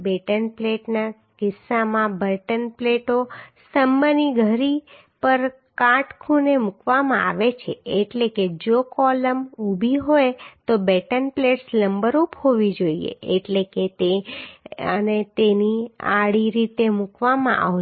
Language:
Gujarati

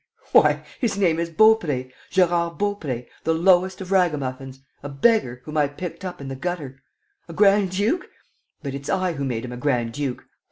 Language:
English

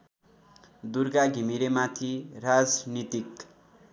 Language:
Nepali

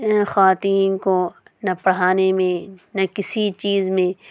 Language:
Urdu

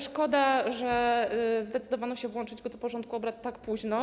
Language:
Polish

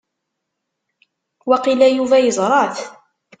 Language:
Kabyle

